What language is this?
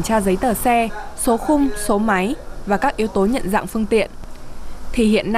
Vietnamese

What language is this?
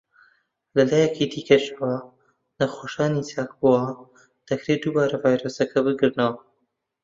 Central Kurdish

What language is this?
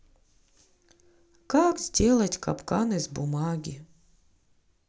Russian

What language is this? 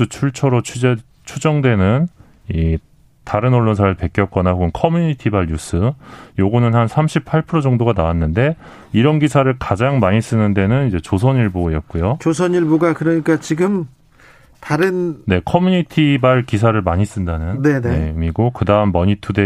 Korean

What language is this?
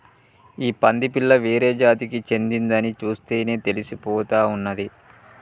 Telugu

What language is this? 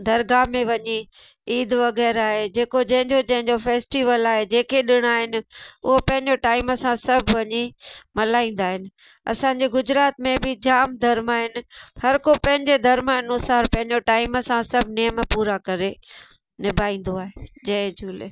Sindhi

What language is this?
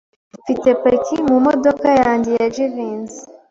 Kinyarwanda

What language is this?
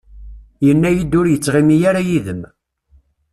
Kabyle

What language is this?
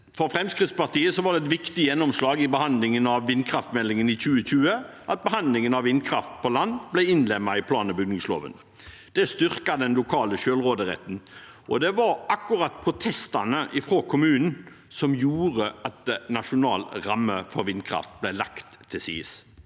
Norwegian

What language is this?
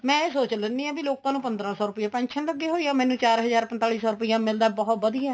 Punjabi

